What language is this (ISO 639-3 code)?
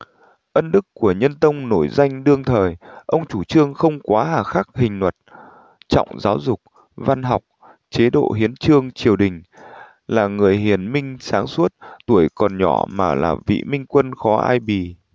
vie